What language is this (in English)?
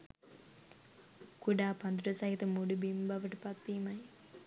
Sinhala